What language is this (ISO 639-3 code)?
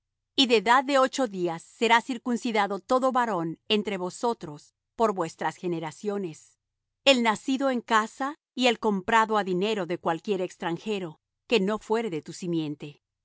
spa